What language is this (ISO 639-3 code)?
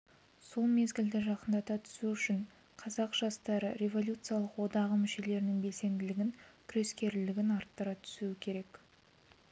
kaz